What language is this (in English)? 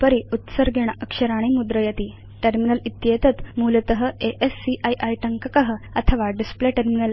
Sanskrit